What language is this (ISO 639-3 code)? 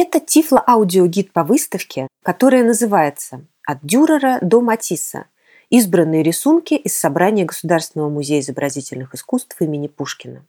rus